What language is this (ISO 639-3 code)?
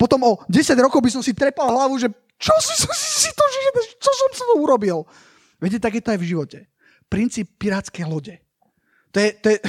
slk